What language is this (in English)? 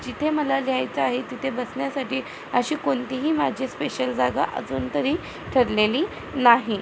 Marathi